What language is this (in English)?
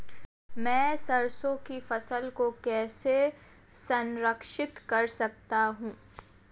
Hindi